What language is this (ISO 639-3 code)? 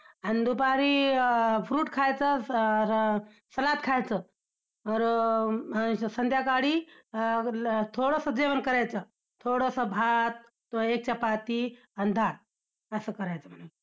mar